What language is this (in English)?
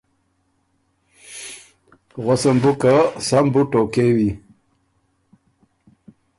Ormuri